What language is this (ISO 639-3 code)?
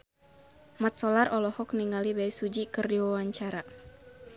sun